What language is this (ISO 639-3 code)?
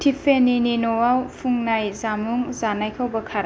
brx